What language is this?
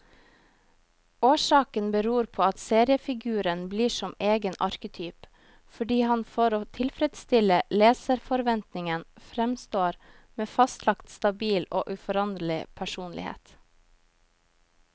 Norwegian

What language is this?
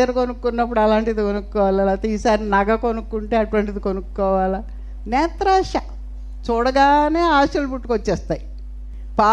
Telugu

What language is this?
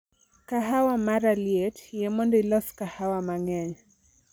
Luo (Kenya and Tanzania)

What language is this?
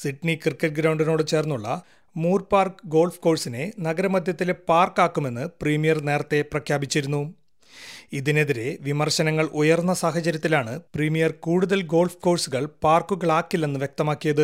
Malayalam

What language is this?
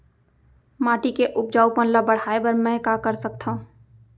Chhattisgarhi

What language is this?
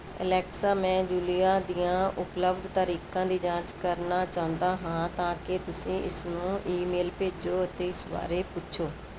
Punjabi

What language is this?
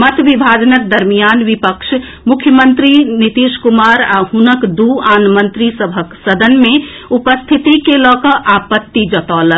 Maithili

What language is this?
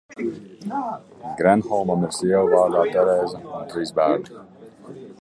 Latvian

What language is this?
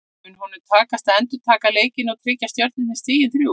Icelandic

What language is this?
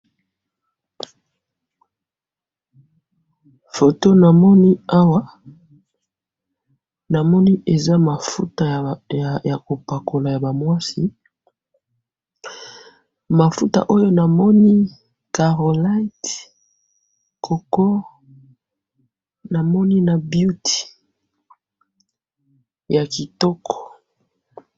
Lingala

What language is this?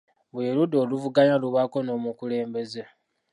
Ganda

